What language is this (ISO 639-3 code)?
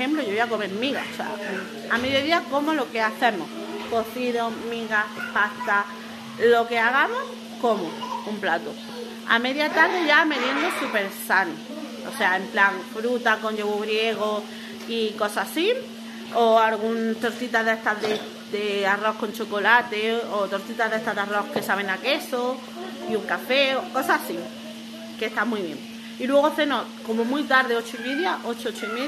spa